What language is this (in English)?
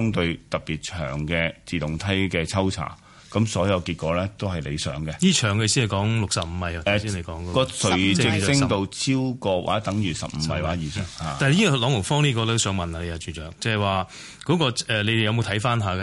Chinese